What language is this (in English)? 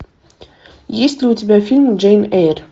Russian